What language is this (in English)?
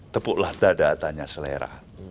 Indonesian